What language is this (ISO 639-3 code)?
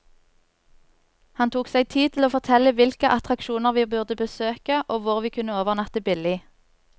nor